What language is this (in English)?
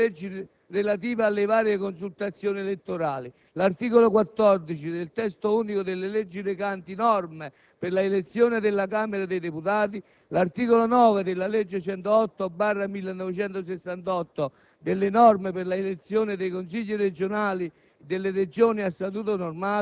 Italian